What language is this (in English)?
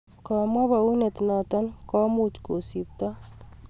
Kalenjin